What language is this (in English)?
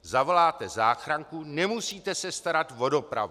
Czech